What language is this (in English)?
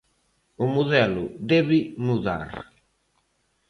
Galician